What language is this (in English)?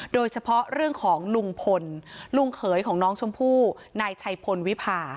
Thai